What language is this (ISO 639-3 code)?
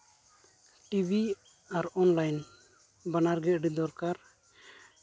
sat